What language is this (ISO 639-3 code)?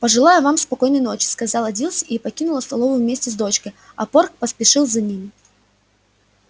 rus